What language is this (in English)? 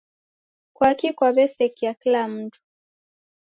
Taita